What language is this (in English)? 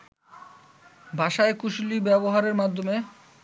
Bangla